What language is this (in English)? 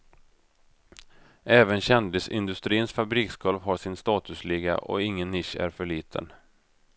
Swedish